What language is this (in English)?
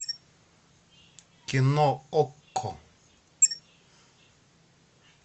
Russian